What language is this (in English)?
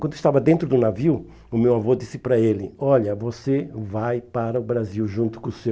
Portuguese